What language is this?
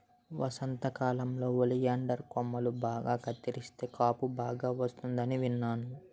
Telugu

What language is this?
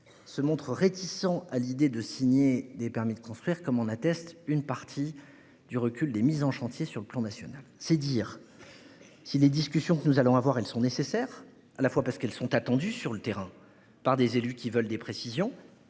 French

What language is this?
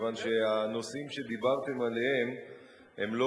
Hebrew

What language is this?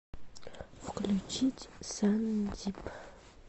Russian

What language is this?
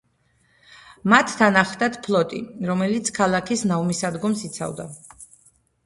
Georgian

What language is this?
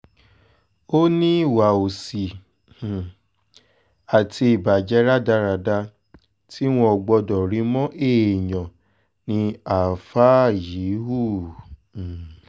Yoruba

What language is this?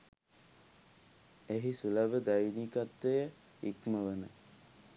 Sinhala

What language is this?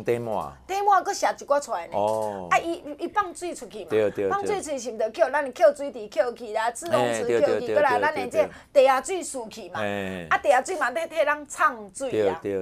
Chinese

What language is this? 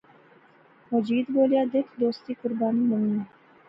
Pahari-Potwari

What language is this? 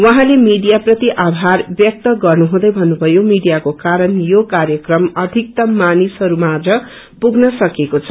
Nepali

